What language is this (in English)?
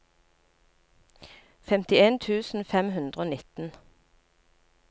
Norwegian